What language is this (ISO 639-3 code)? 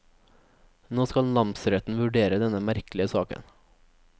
nor